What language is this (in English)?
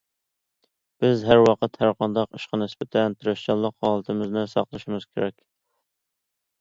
Uyghur